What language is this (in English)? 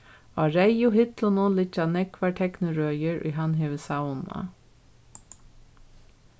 Faroese